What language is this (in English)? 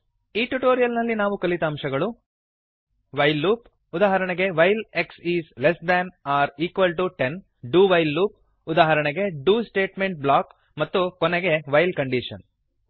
Kannada